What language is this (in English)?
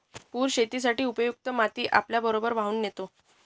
Marathi